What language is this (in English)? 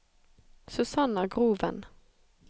Norwegian